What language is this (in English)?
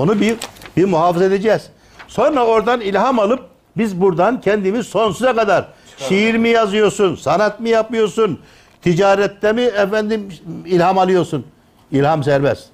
Turkish